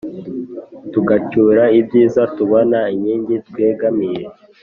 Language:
Kinyarwanda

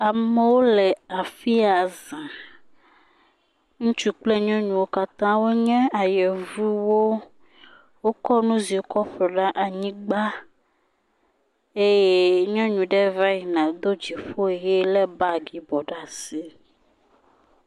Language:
Ewe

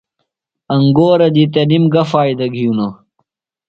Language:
Phalura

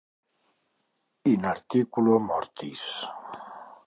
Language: Catalan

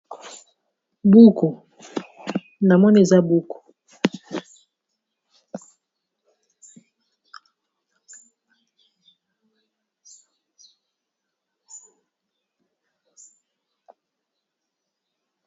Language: Lingala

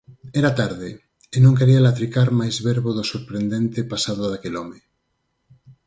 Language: Galician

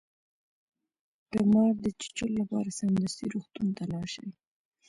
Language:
Pashto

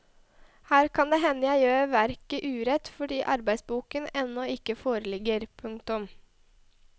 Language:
Norwegian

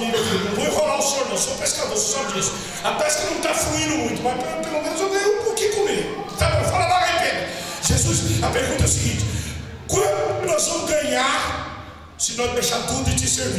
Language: Portuguese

